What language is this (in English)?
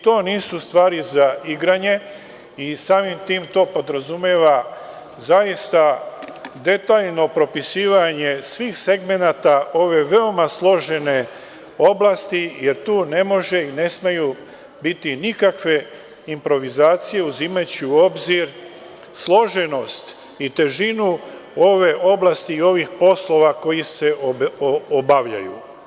Serbian